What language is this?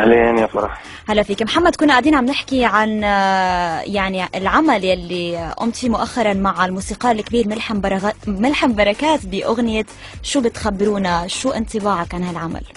Arabic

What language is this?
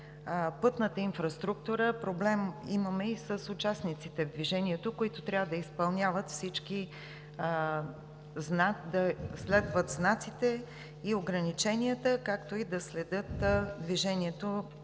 Bulgarian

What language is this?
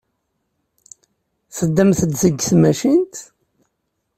Kabyle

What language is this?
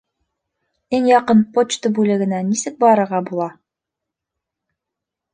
Bashkir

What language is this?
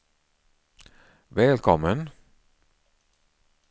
Swedish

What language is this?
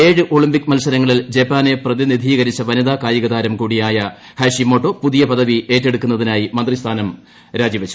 Malayalam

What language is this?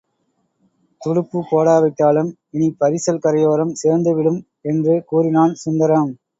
Tamil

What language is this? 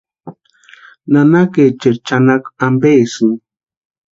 Western Highland Purepecha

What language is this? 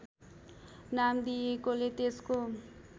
Nepali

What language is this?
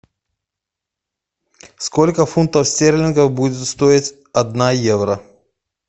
Russian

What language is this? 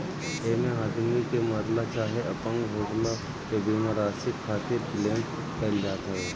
Bhojpuri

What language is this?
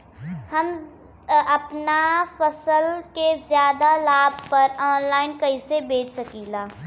Bhojpuri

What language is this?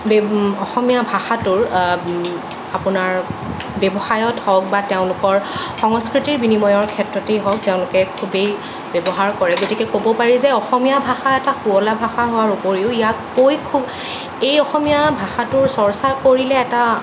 Assamese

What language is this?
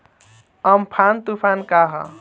Bhojpuri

